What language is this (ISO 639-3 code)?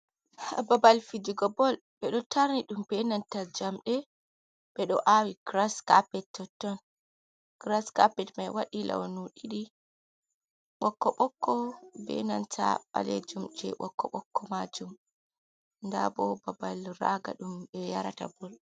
ful